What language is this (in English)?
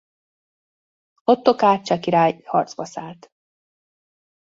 Hungarian